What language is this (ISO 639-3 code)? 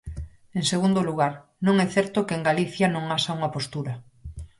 glg